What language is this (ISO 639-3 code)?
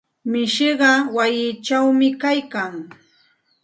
qxt